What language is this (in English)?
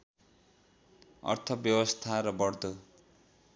Nepali